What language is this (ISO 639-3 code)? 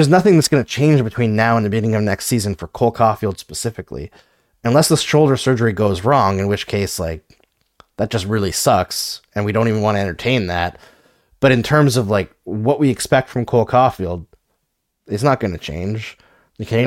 eng